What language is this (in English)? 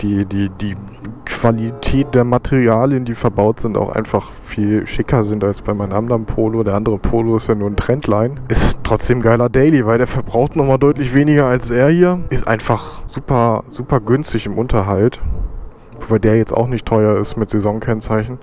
German